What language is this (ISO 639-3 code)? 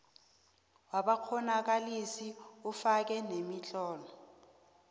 nbl